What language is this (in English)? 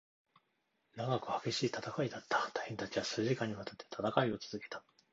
Japanese